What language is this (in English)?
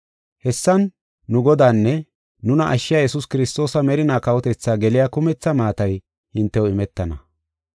Gofa